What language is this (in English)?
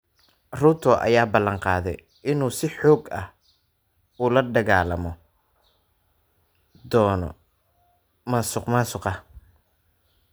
Somali